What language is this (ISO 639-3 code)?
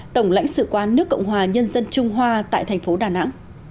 vie